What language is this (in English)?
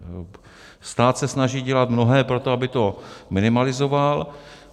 Czech